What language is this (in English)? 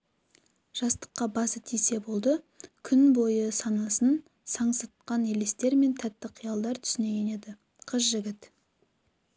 Kazakh